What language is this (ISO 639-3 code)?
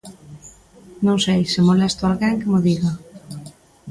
glg